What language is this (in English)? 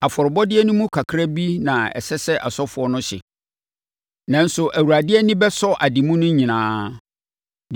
Akan